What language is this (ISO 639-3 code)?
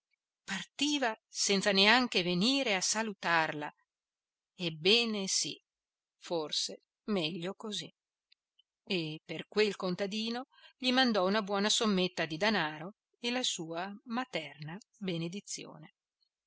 ita